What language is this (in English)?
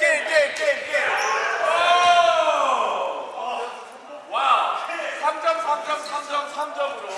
Korean